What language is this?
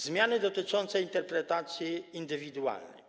Polish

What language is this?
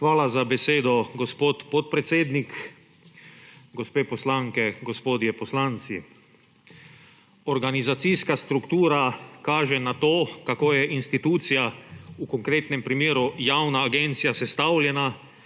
Slovenian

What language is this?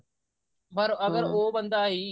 Punjabi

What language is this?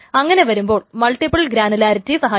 Malayalam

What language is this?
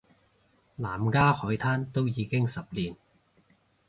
Cantonese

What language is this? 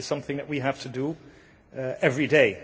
English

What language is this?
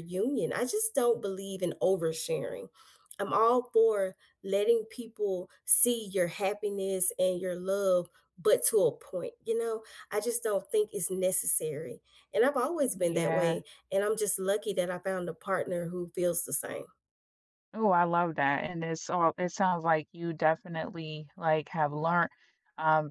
English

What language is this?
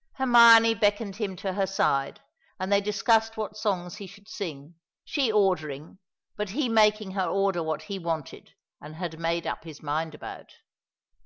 English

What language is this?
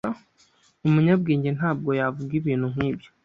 Kinyarwanda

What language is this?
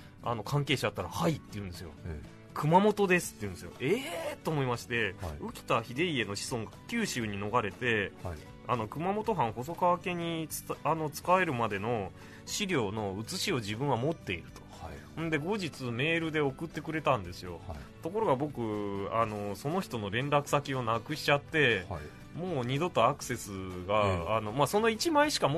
Japanese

